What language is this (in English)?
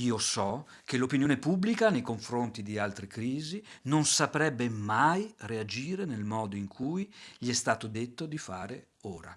Italian